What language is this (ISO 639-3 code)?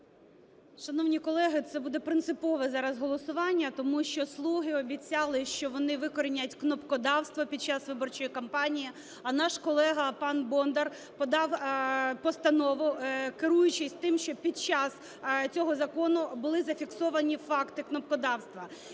ukr